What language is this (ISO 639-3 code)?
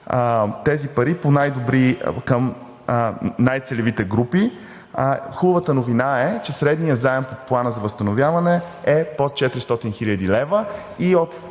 bul